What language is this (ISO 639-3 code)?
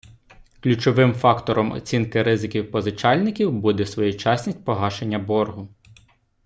ukr